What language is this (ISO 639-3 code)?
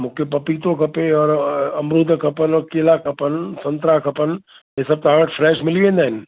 snd